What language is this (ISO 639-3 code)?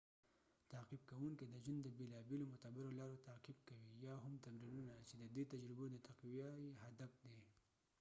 pus